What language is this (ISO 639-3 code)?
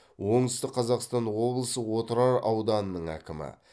kaz